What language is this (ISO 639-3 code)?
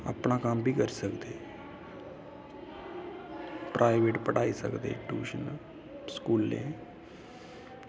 doi